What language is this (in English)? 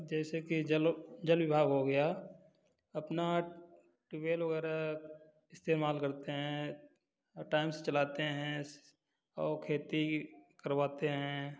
Hindi